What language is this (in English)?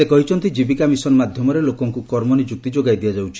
Odia